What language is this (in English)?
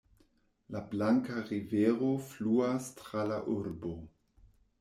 Esperanto